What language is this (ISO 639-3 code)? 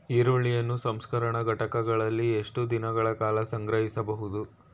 kan